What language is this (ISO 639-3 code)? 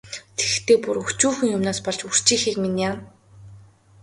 mon